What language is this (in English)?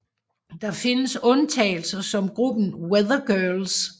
Danish